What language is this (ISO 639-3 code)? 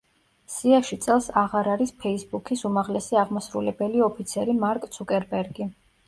kat